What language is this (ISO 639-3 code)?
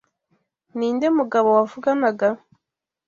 kin